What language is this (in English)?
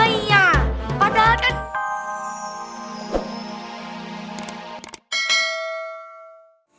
Indonesian